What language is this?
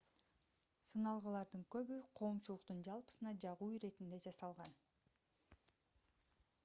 Kyrgyz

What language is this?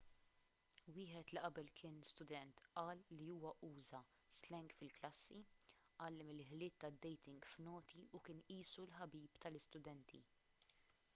Maltese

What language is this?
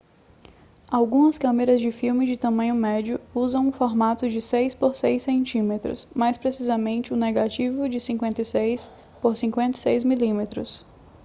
Portuguese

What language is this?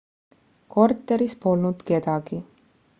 Estonian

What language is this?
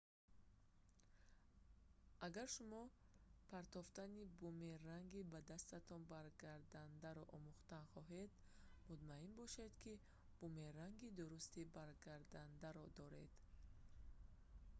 Tajik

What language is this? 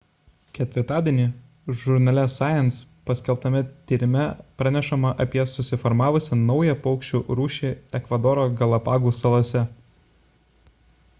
Lithuanian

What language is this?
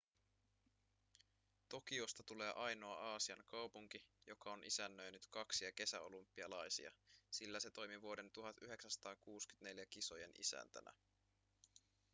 Finnish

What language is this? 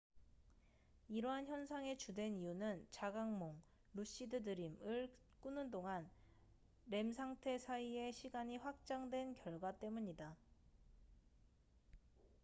Korean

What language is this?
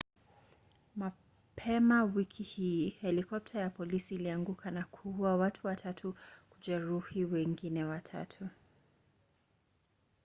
Swahili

